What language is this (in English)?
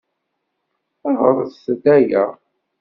Kabyle